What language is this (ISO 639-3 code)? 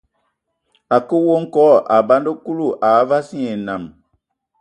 ewo